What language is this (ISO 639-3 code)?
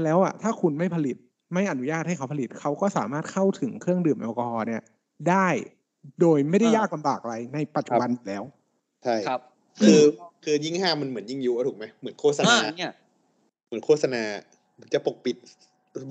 tha